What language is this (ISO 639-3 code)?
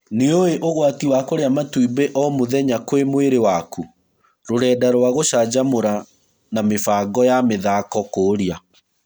kik